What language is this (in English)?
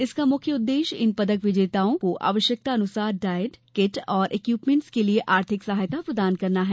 Hindi